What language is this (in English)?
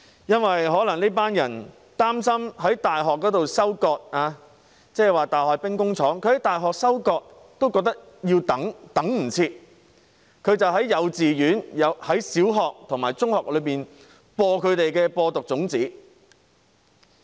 Cantonese